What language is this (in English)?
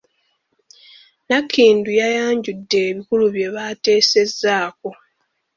Ganda